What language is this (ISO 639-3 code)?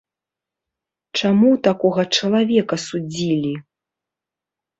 bel